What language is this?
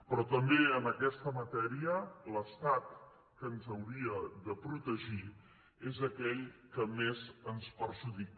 Catalan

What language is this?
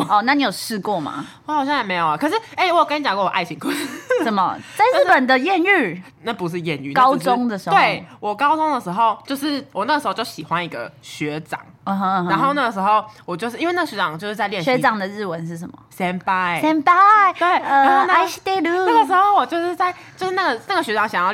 Chinese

